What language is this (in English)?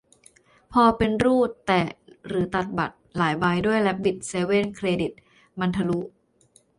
Thai